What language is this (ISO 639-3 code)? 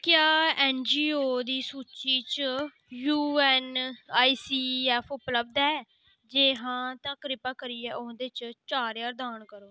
doi